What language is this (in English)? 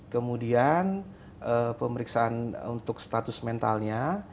Indonesian